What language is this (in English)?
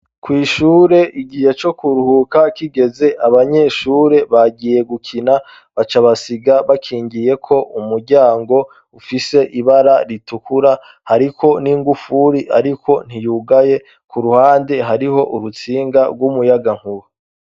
Rundi